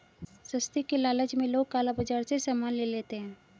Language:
Hindi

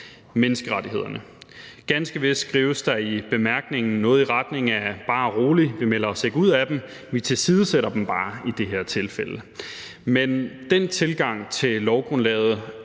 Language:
Danish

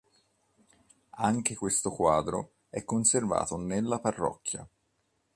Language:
Italian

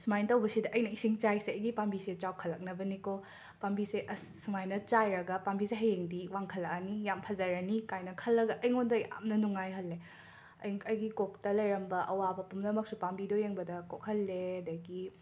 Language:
Manipuri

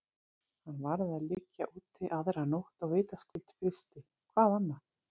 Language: Icelandic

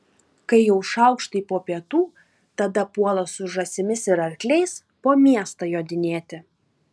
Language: Lithuanian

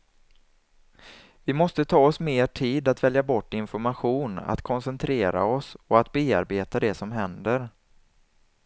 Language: Swedish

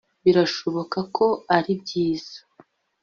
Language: Kinyarwanda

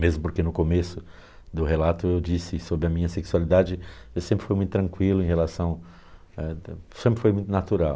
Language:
Portuguese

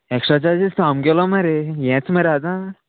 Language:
Konkani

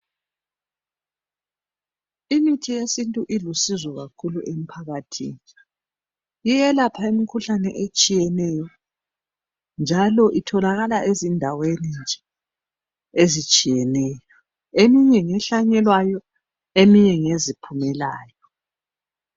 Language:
North Ndebele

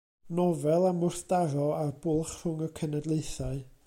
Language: Welsh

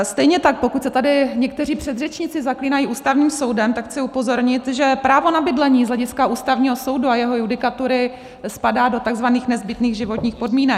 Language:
Czech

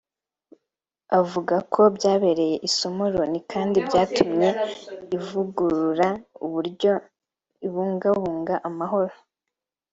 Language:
Kinyarwanda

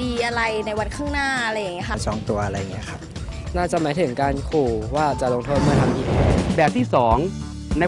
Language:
Thai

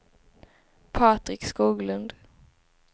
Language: Swedish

